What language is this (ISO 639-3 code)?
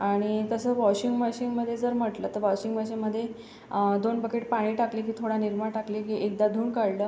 mar